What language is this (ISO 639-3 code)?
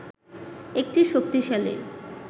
ben